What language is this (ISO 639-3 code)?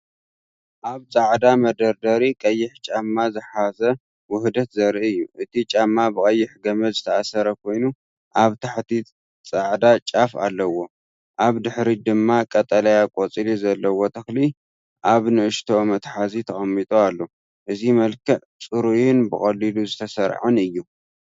tir